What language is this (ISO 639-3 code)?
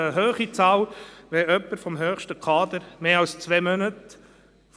gsw